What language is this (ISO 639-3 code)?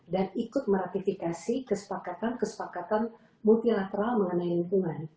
ind